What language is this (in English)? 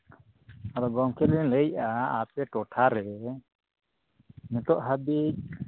Santali